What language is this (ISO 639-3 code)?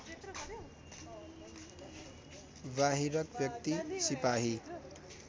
nep